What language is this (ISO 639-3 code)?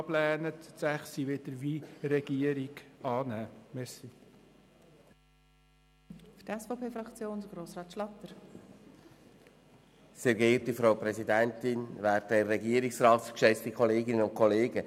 gsw